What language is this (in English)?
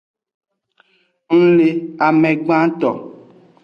Aja (Benin)